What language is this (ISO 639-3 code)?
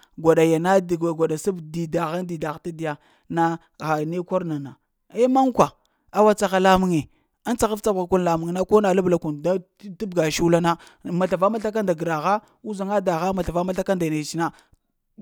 hia